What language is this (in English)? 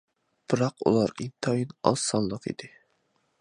Uyghur